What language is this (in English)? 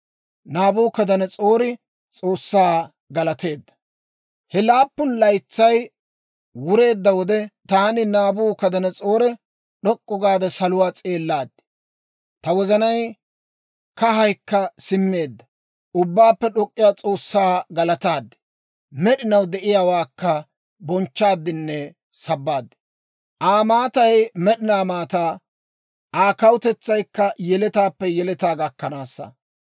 Dawro